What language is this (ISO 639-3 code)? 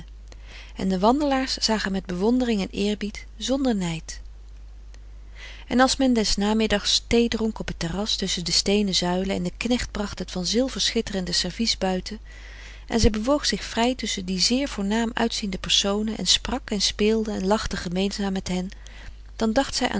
nld